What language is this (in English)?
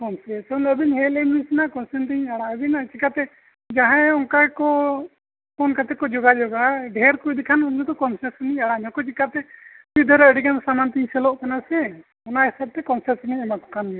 Santali